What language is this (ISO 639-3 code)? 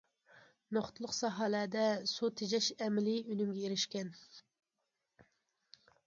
uig